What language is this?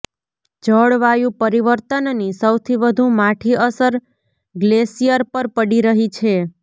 Gujarati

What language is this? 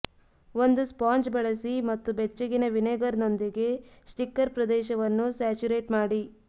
Kannada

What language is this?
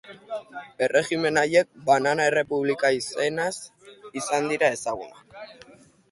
Basque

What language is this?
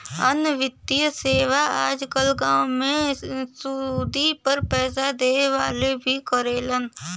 Bhojpuri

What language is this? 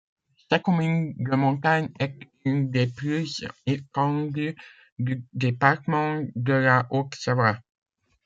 French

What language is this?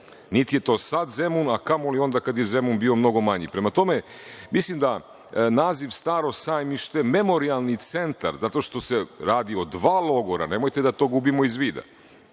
Serbian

